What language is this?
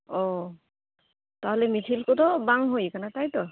Santali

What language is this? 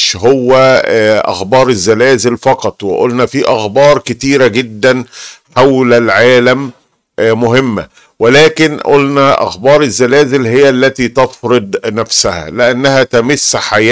Arabic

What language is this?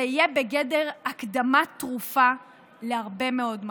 Hebrew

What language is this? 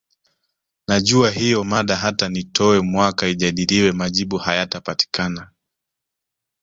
Swahili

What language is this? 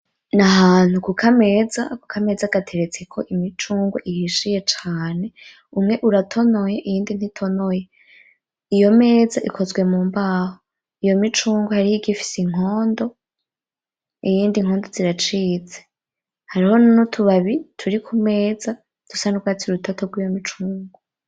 Rundi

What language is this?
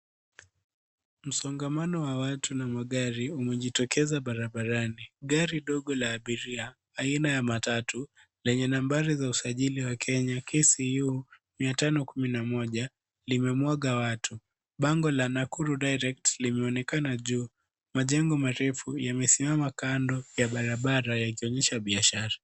Swahili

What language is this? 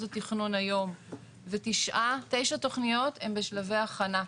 Hebrew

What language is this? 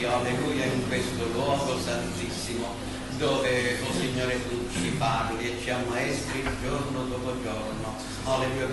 Italian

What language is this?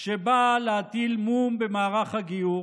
Hebrew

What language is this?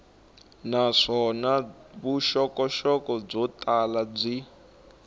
Tsonga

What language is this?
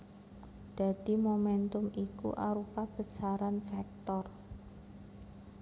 Javanese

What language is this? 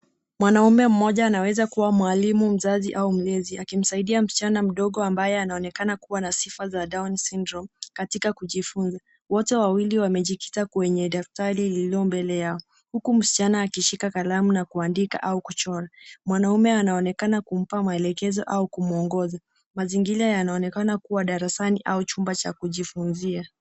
Swahili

